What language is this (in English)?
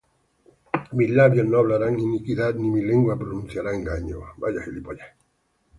Spanish